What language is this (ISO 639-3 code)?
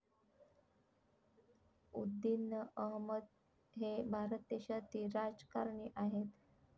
mar